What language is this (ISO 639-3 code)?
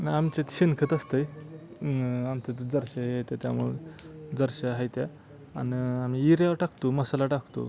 mar